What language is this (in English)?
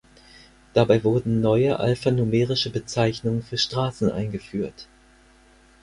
German